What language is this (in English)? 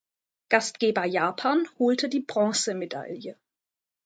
German